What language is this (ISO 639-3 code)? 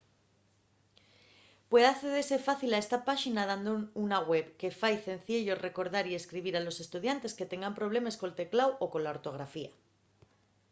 ast